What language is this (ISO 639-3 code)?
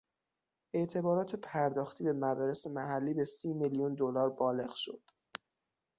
fas